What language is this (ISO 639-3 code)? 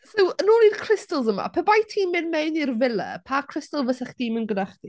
cym